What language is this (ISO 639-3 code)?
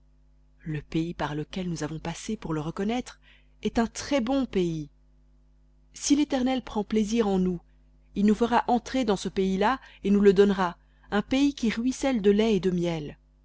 fra